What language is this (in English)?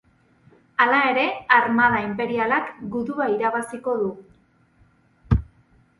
Basque